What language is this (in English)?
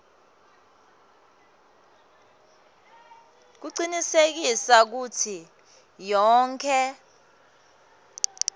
Swati